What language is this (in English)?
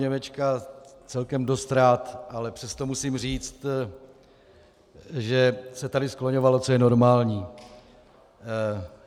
Czech